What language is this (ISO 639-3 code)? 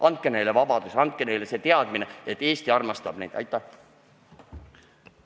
est